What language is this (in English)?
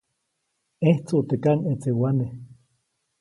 Copainalá Zoque